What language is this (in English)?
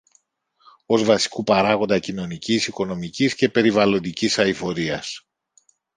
Greek